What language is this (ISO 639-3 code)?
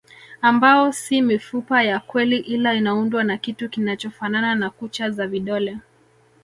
swa